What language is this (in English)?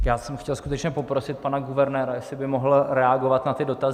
Czech